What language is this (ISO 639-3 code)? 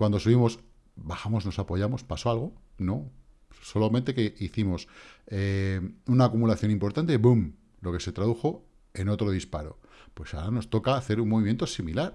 spa